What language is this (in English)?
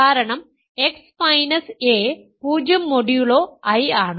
Malayalam